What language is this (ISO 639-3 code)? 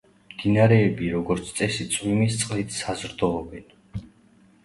kat